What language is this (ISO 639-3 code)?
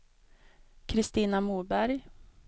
swe